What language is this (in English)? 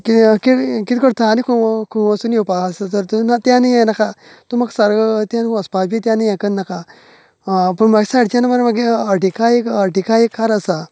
Konkani